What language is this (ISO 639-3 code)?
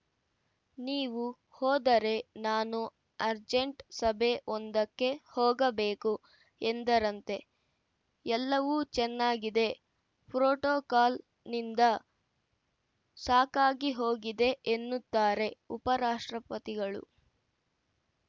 kan